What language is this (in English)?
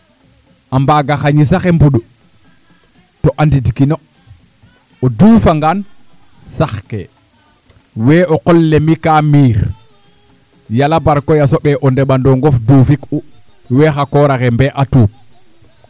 Serer